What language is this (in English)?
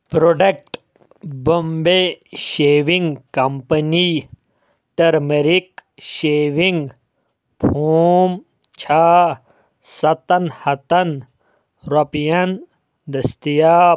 Kashmiri